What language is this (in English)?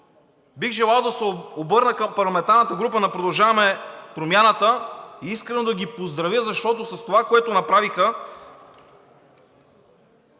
Bulgarian